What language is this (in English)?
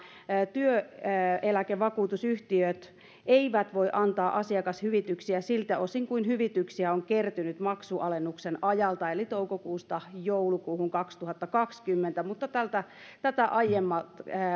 Finnish